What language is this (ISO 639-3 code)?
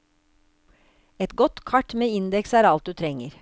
nor